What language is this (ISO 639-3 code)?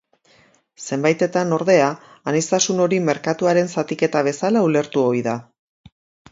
eus